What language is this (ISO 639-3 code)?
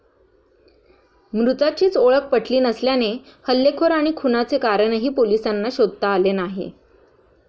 mar